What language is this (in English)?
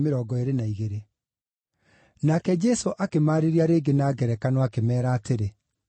Kikuyu